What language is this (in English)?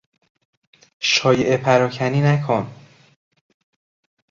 Persian